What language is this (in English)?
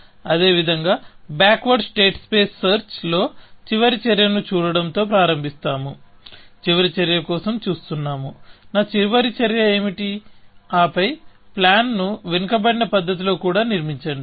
Telugu